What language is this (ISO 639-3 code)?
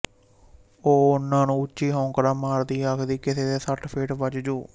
pan